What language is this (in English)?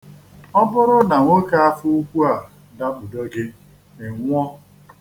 Igbo